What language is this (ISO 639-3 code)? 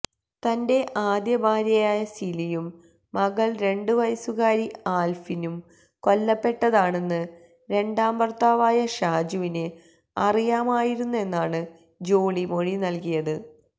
mal